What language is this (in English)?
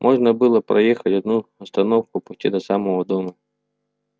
Russian